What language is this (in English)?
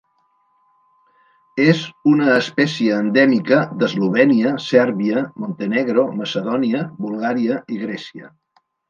Catalan